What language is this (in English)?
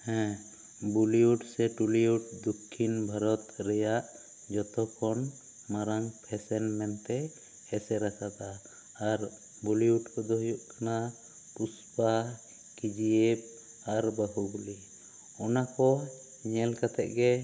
Santali